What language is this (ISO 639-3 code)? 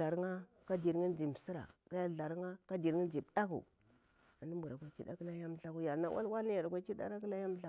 bwr